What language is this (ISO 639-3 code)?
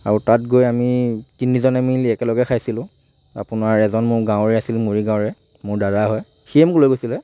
asm